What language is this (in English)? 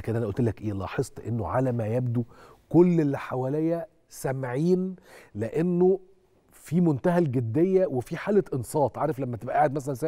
Arabic